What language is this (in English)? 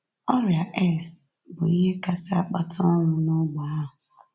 Igbo